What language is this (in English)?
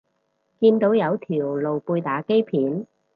Cantonese